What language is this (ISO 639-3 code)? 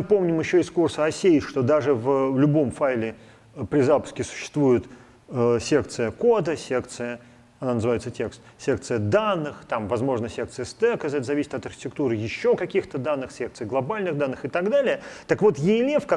rus